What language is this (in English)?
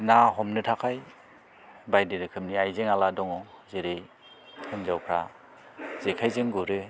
Bodo